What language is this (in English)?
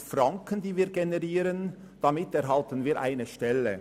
Swiss German